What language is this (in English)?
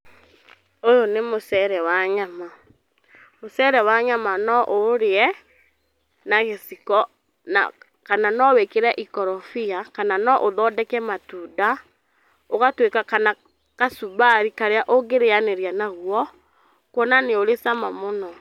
Kikuyu